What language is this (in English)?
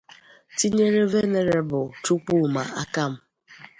Igbo